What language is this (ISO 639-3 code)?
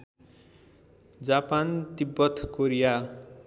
nep